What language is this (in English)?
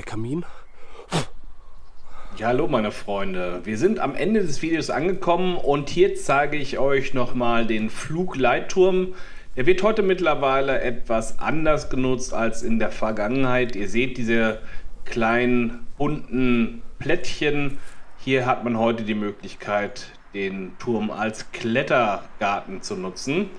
German